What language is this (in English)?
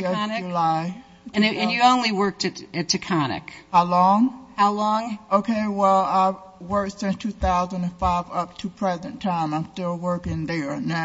English